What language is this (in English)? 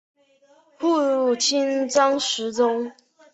Chinese